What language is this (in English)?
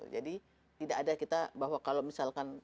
Indonesian